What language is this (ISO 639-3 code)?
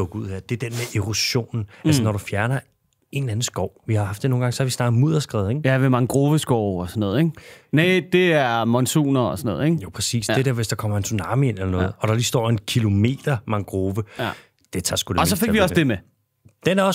dan